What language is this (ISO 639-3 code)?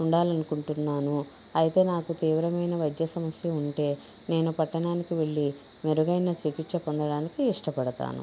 tel